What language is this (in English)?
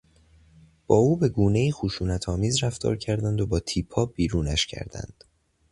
Persian